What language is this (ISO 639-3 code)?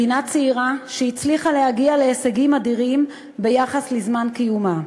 heb